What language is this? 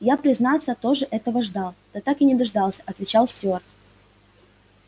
Russian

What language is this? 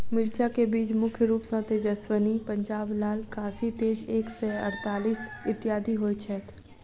Maithili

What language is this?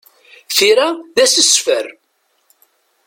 Kabyle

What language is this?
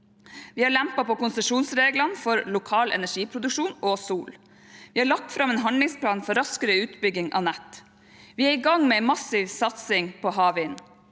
Norwegian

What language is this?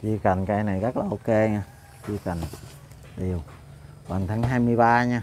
Vietnamese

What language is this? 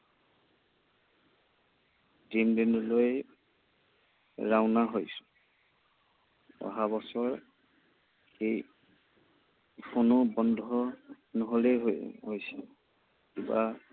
Assamese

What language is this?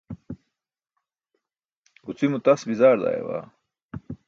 Burushaski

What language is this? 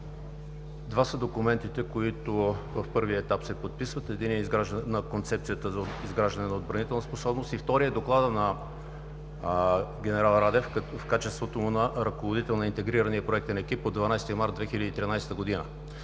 Bulgarian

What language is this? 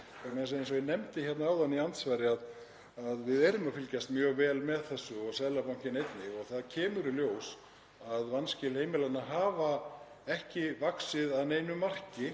Icelandic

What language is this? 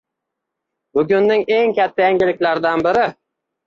Uzbek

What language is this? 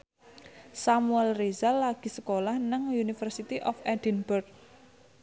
Javanese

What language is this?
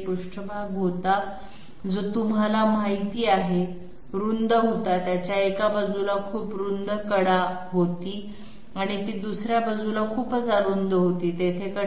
Marathi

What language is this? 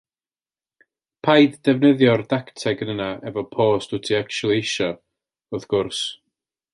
Welsh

